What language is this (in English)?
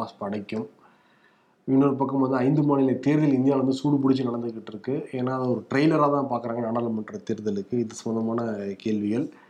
Tamil